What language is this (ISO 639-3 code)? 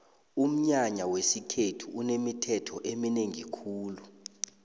nbl